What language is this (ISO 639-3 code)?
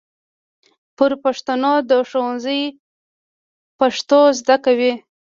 pus